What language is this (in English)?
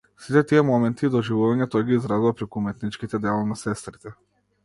Macedonian